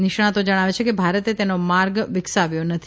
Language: Gujarati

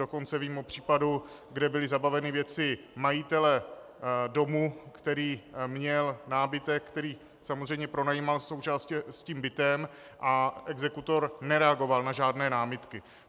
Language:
Czech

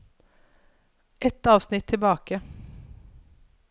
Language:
Norwegian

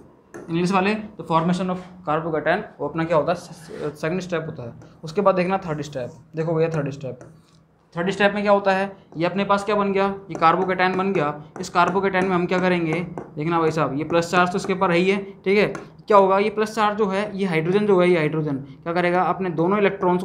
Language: Hindi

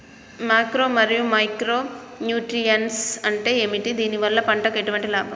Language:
Telugu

